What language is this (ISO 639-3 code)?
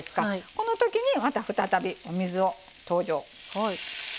jpn